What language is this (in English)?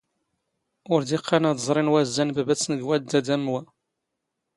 Standard Moroccan Tamazight